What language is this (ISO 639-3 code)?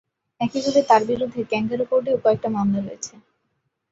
ben